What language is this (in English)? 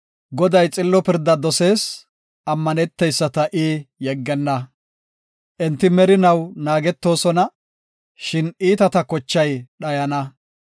Gofa